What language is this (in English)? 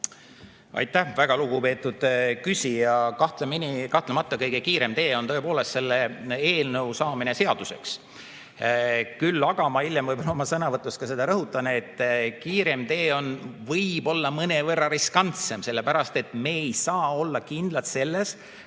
Estonian